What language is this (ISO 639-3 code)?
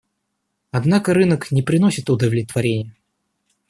rus